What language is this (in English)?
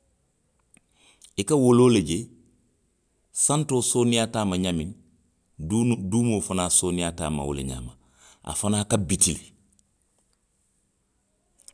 Western Maninkakan